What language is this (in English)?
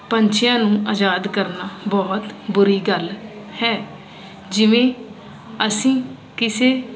Punjabi